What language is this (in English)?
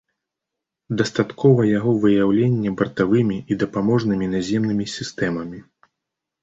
Belarusian